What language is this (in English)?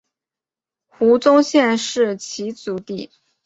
Chinese